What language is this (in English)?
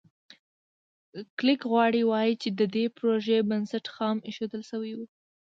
Pashto